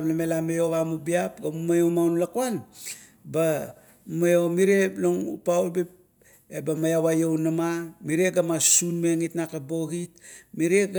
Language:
Kuot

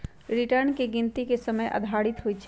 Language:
Magahi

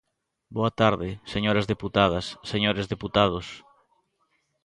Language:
Galician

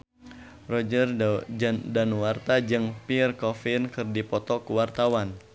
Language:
Sundanese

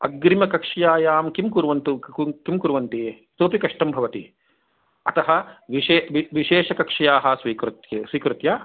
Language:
Sanskrit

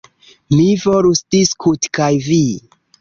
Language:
Esperanto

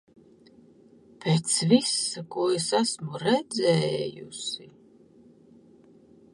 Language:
Latvian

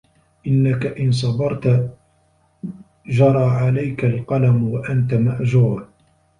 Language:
Arabic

